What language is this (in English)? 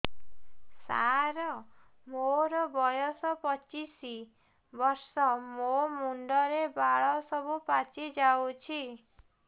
Odia